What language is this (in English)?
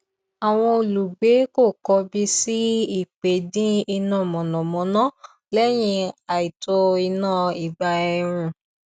Yoruba